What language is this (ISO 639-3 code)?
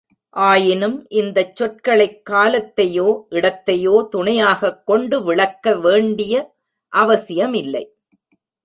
tam